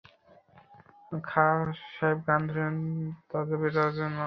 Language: Bangla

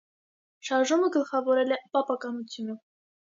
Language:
Armenian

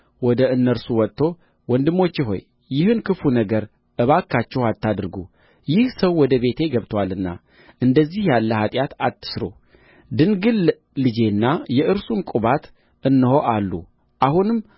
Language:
Amharic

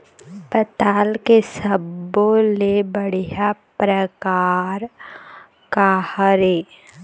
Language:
Chhattisgarhi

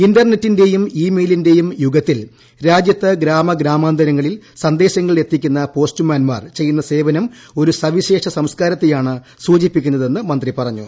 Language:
Malayalam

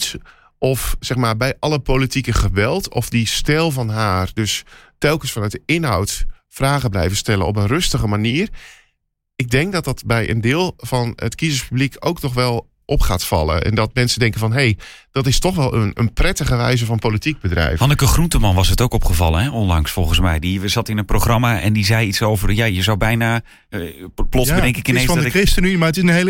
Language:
Dutch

